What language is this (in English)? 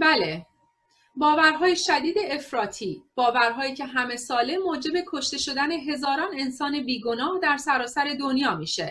Persian